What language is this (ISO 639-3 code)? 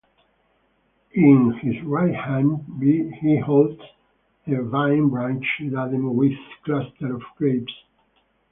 eng